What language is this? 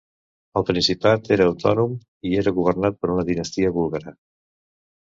Catalan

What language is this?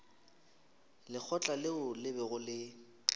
Northern Sotho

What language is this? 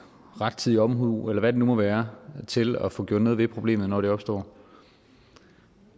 Danish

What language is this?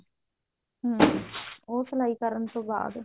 Punjabi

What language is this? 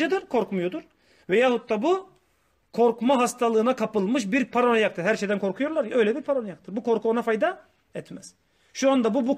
Turkish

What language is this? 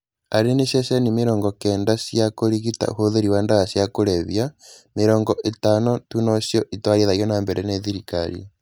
Kikuyu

